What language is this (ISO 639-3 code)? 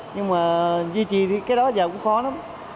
vie